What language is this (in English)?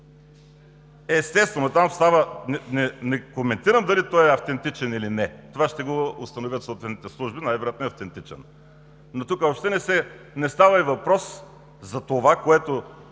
Bulgarian